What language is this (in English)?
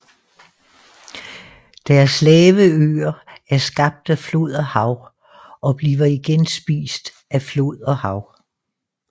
Danish